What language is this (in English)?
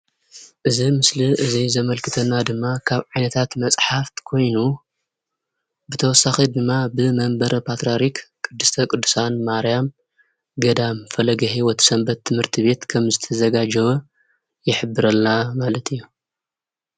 Tigrinya